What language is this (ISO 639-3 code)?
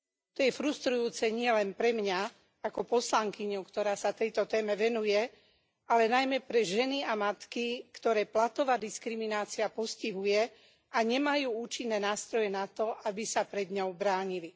slk